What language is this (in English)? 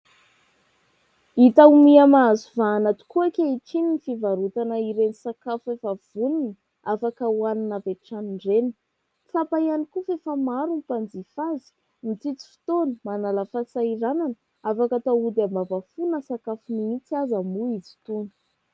Malagasy